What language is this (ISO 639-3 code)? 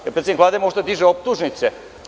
srp